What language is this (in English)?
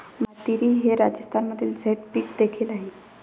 Marathi